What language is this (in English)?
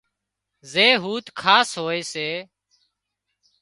Wadiyara Koli